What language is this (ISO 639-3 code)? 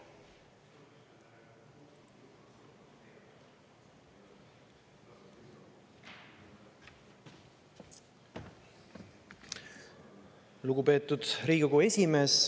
est